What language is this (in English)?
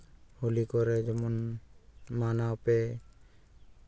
Santali